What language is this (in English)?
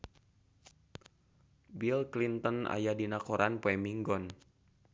Sundanese